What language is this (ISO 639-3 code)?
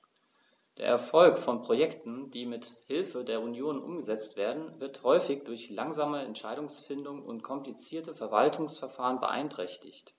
deu